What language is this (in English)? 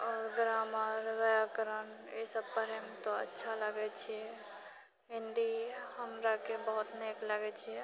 Maithili